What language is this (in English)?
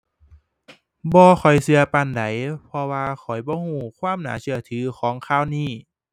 Thai